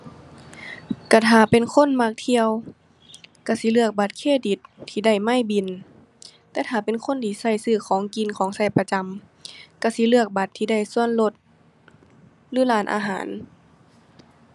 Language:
Thai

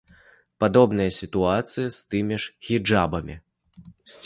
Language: Belarusian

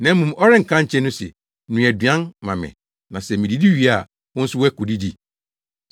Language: Akan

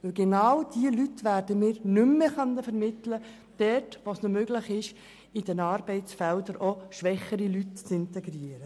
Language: Swiss German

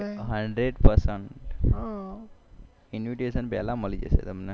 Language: Gujarati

